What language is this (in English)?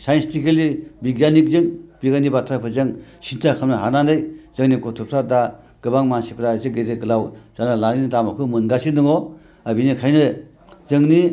Bodo